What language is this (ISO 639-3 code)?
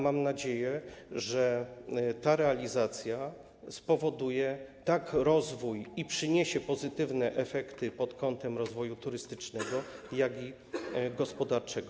pol